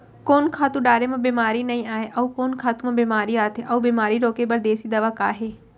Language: Chhattisgarhi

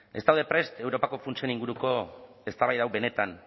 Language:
Basque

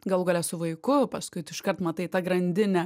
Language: Lithuanian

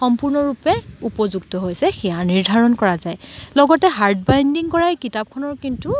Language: Assamese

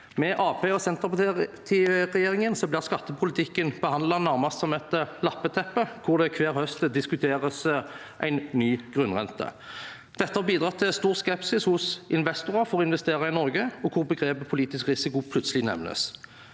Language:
Norwegian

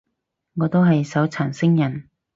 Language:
Cantonese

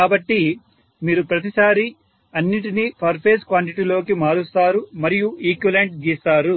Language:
Telugu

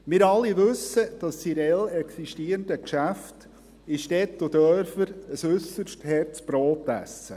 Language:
Swiss German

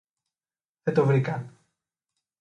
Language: Greek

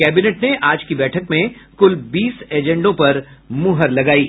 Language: Hindi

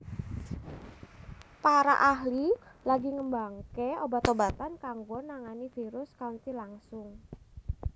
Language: Javanese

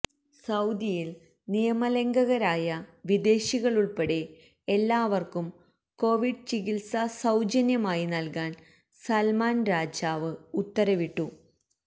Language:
Malayalam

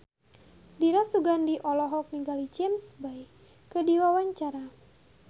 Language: Sundanese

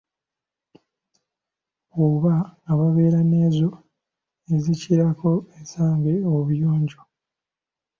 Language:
Ganda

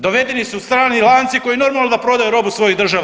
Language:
Croatian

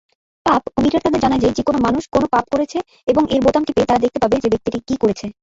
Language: Bangla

